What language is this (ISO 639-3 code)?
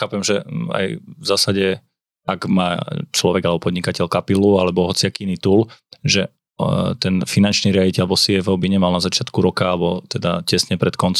slk